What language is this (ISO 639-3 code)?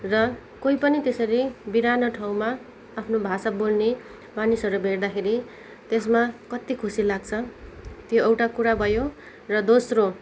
nep